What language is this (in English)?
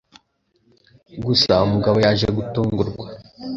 Kinyarwanda